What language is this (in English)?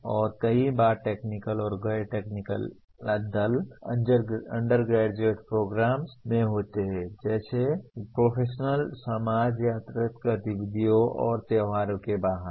Hindi